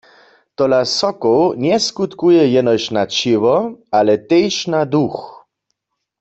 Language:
Upper Sorbian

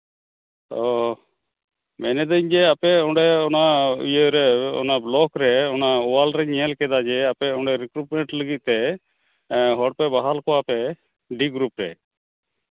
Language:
Santali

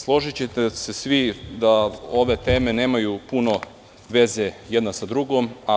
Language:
Serbian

